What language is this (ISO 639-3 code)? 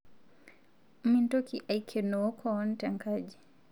mas